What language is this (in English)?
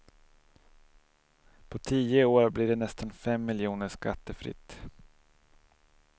Swedish